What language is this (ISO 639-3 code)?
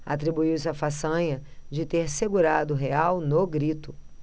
por